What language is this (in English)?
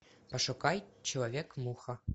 Russian